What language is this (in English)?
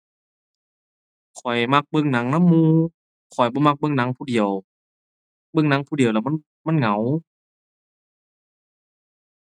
Thai